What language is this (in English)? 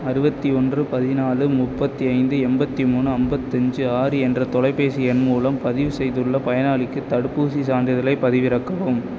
Tamil